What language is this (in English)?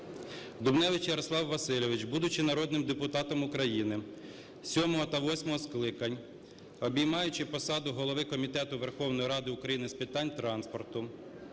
Ukrainian